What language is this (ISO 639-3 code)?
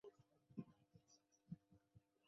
zho